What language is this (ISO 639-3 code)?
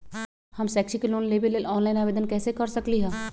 mag